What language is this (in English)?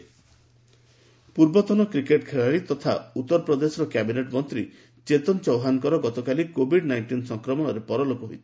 Odia